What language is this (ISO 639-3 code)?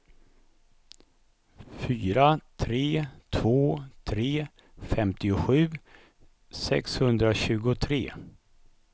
swe